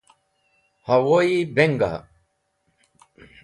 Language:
Wakhi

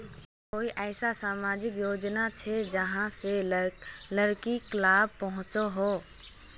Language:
Magahi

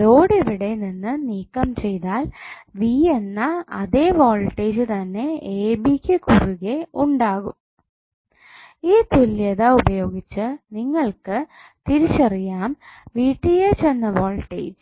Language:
Malayalam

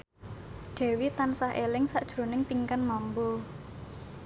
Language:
Javanese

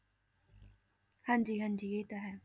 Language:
Punjabi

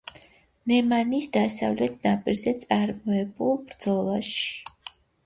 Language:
Georgian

